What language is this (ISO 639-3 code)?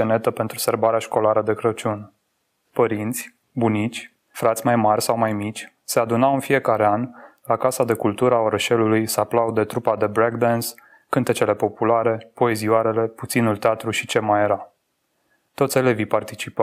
ron